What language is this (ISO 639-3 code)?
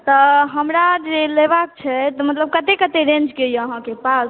mai